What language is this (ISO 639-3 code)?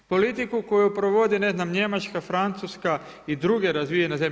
hrv